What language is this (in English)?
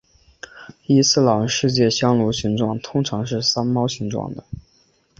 Chinese